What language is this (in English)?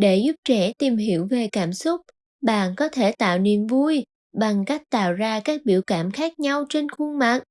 Vietnamese